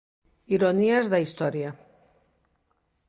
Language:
Galician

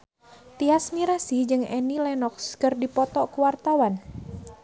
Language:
Sundanese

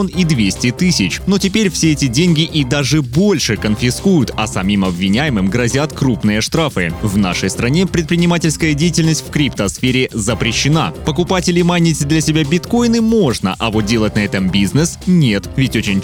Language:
Russian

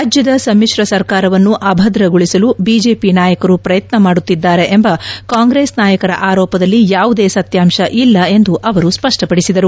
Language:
Kannada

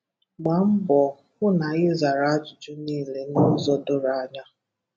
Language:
Igbo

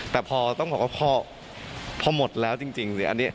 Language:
Thai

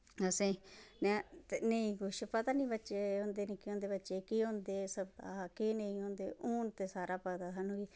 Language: Dogri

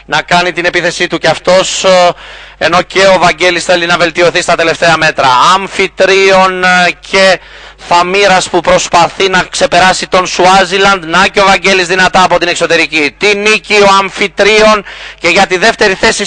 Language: Greek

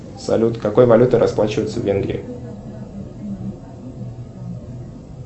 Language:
Russian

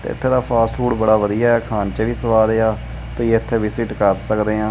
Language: Punjabi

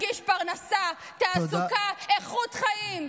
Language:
Hebrew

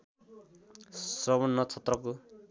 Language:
Nepali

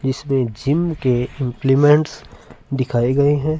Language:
Hindi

